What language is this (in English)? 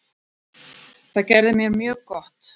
Icelandic